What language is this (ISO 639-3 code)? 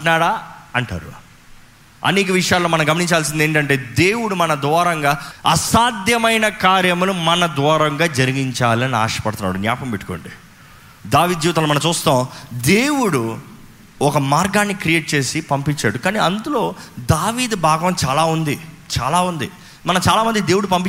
tel